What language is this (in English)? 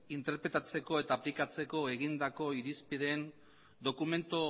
Basque